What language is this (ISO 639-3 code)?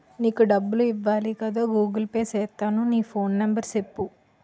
tel